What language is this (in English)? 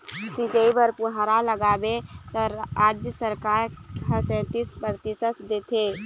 Chhattisgarhi